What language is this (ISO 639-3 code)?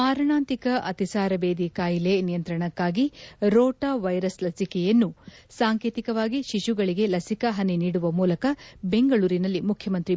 kan